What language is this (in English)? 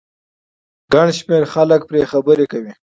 Pashto